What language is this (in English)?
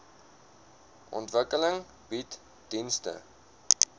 Afrikaans